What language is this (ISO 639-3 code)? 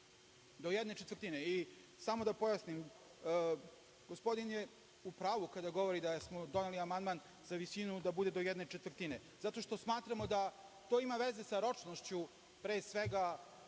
srp